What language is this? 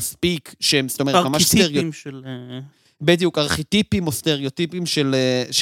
Hebrew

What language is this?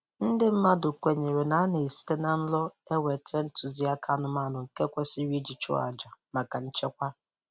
Igbo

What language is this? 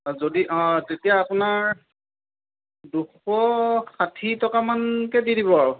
Assamese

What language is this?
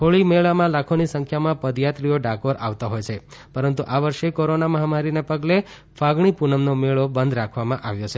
Gujarati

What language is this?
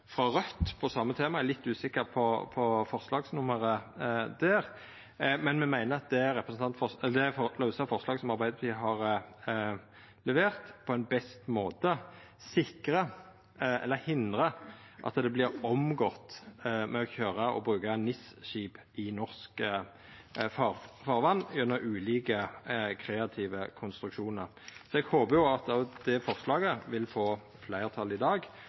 Norwegian Nynorsk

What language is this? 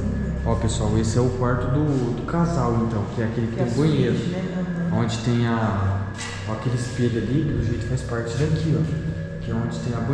Portuguese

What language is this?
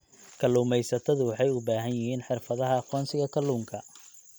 Somali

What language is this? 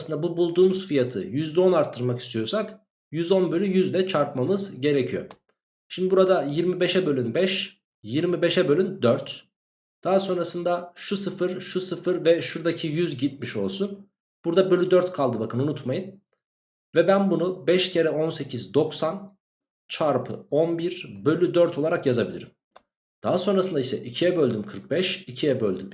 Turkish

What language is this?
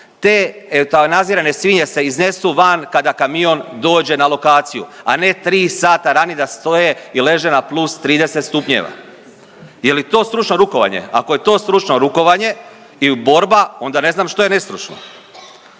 Croatian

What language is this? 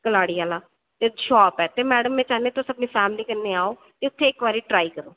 Dogri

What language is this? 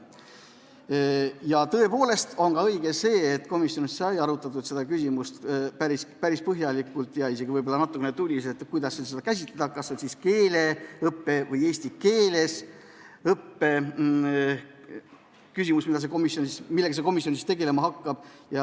Estonian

